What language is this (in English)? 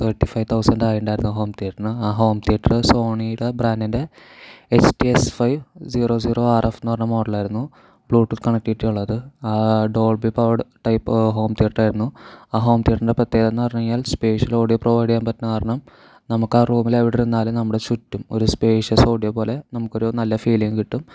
Malayalam